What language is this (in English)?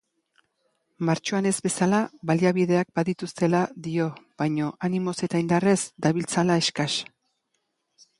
Basque